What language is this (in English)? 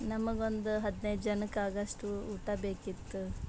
Kannada